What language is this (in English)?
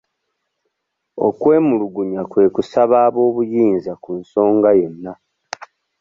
Ganda